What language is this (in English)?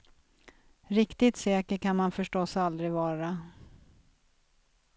Swedish